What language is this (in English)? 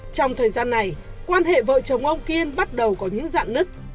Vietnamese